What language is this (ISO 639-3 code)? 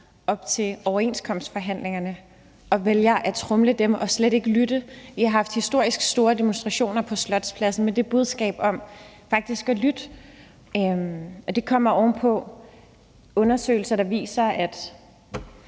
dan